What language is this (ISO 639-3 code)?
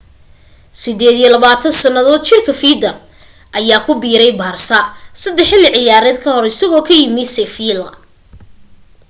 som